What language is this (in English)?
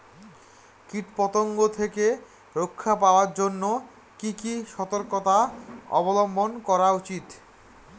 Bangla